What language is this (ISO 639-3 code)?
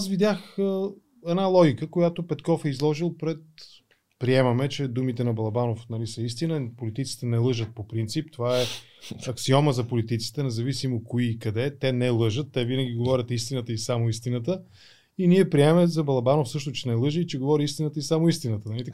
bul